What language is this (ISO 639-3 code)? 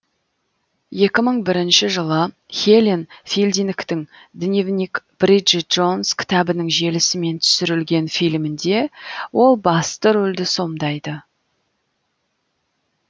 kaz